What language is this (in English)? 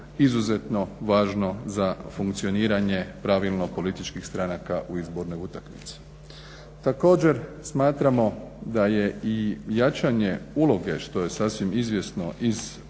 Croatian